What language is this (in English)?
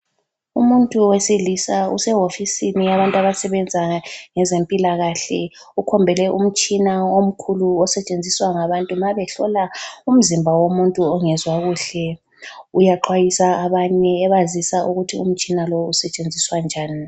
North Ndebele